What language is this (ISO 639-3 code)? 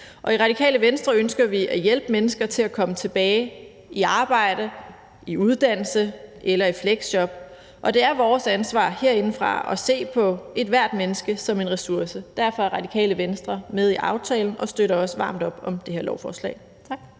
dan